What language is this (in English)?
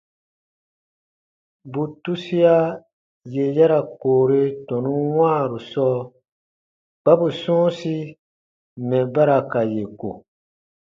Baatonum